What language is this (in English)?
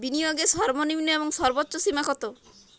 Bangla